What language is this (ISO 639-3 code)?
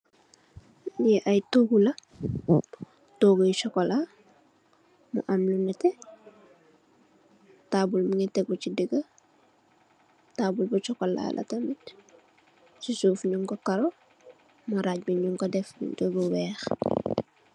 wol